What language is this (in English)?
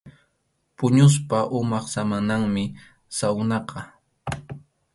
Arequipa-La Unión Quechua